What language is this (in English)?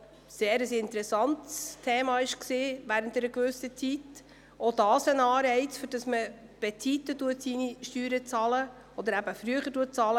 Swiss German